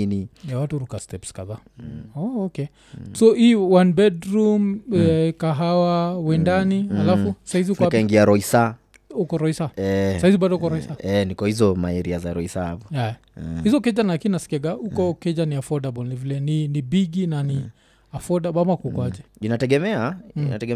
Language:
Swahili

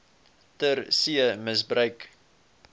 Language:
Afrikaans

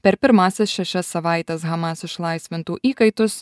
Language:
Lithuanian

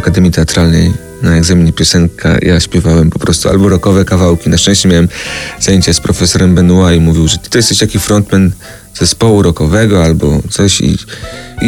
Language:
Polish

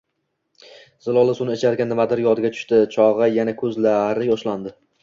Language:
Uzbek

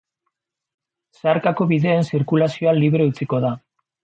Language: Basque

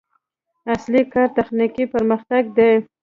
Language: Pashto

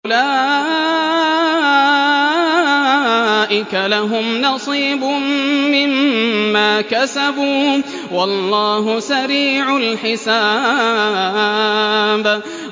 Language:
Arabic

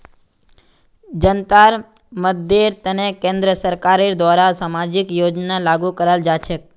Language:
Magahi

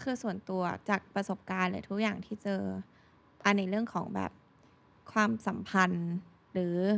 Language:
Thai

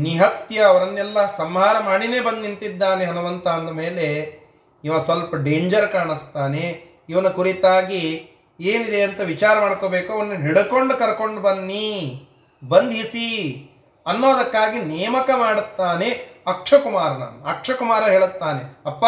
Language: Kannada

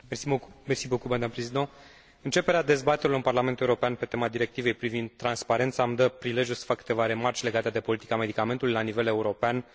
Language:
Romanian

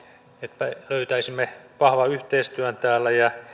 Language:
Finnish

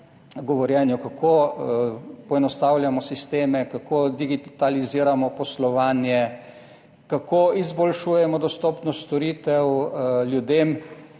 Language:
Slovenian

